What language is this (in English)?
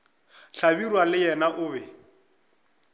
Northern Sotho